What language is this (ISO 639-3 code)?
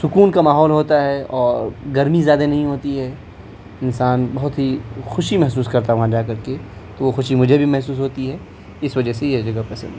urd